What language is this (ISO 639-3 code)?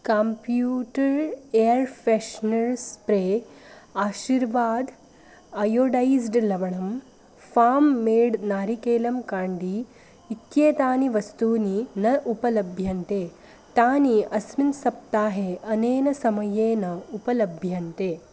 san